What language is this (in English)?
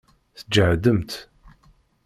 Kabyle